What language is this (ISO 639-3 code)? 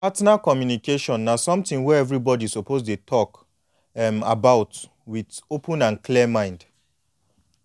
pcm